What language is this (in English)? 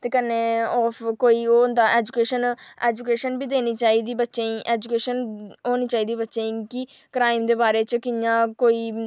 Dogri